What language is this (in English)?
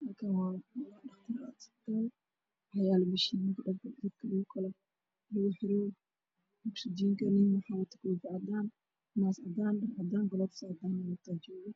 Somali